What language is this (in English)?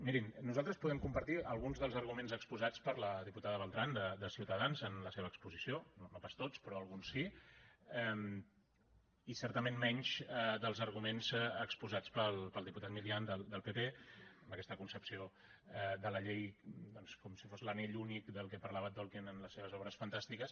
Catalan